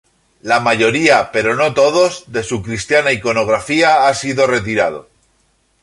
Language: Spanish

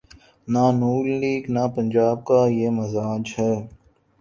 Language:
Urdu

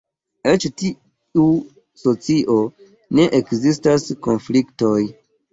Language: Esperanto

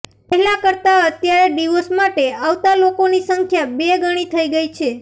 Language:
Gujarati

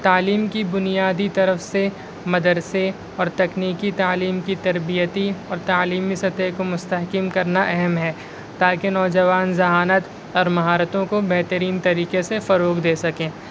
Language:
Urdu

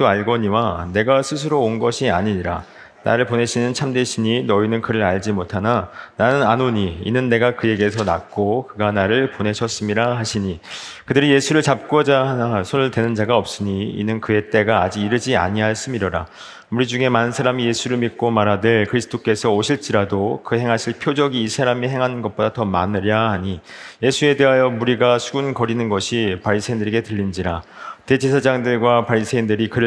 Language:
Korean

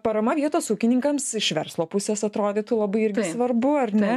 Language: Lithuanian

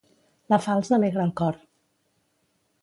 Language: Catalan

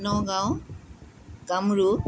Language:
Assamese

